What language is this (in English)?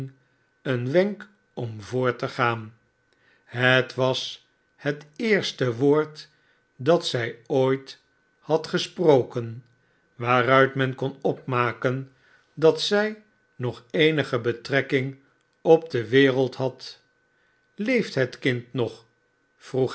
Dutch